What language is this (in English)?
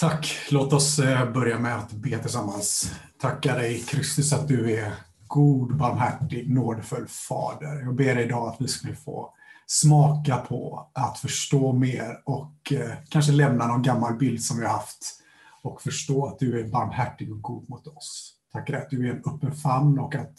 Swedish